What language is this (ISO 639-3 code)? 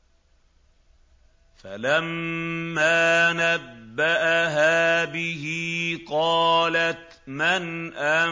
ara